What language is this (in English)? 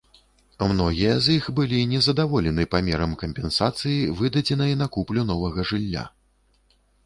Belarusian